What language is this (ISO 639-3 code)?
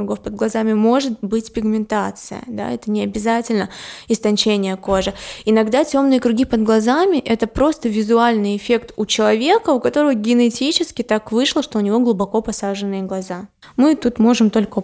rus